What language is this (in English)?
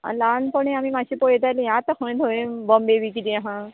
Konkani